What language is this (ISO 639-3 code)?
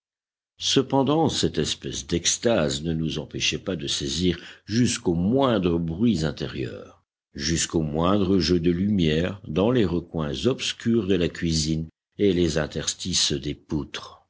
fra